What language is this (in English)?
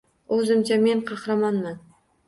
Uzbek